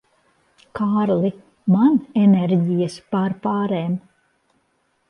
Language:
Latvian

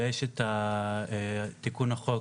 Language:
Hebrew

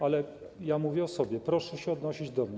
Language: Polish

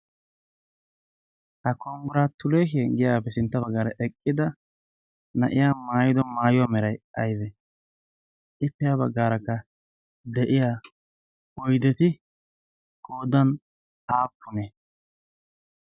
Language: Wolaytta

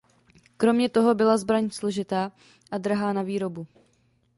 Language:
Czech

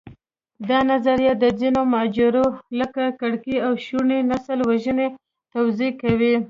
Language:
Pashto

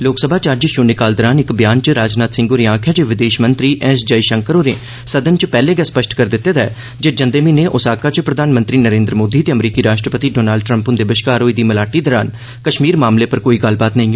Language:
Dogri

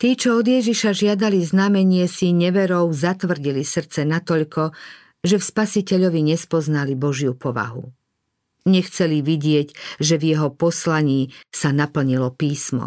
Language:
Slovak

